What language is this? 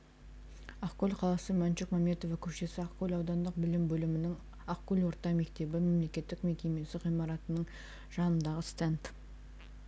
Kazakh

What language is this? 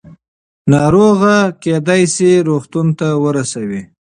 Pashto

